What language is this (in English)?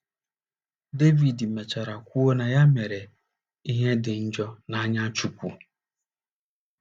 Igbo